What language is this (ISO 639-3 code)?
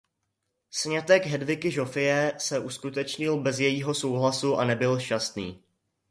ces